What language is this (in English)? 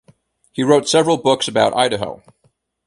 English